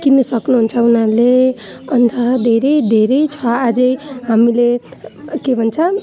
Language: Nepali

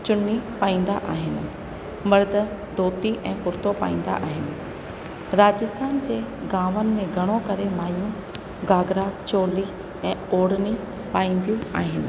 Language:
Sindhi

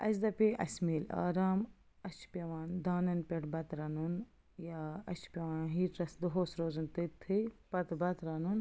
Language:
Kashmiri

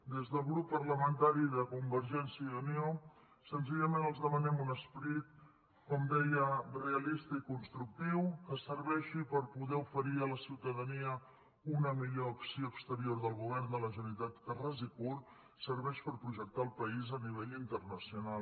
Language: Catalan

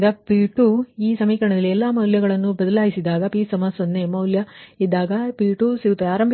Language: Kannada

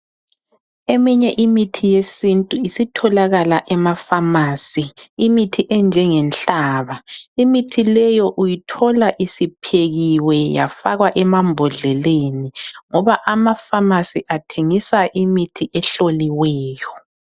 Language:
North Ndebele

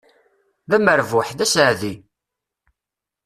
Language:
Kabyle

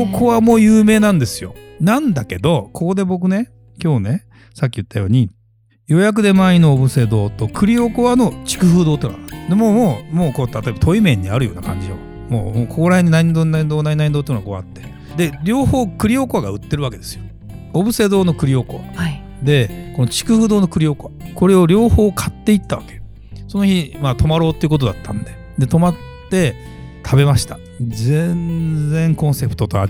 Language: Japanese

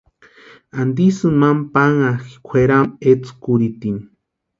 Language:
Western Highland Purepecha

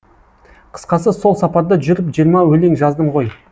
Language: Kazakh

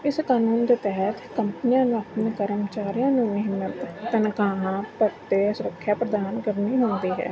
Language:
Punjabi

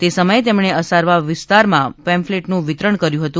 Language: Gujarati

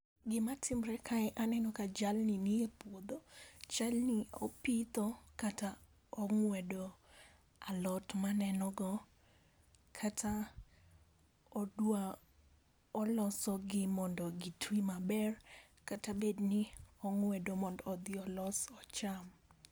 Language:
Luo (Kenya and Tanzania)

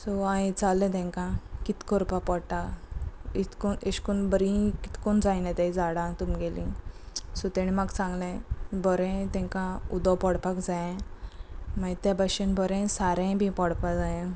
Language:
Konkani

